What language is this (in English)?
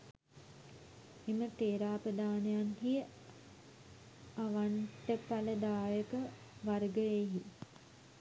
Sinhala